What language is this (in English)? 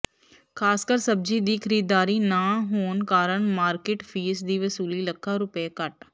Punjabi